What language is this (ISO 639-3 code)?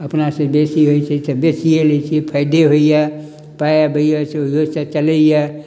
mai